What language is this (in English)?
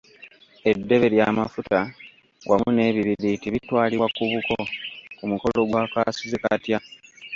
Ganda